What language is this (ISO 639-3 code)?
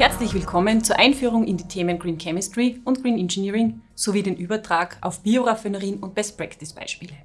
deu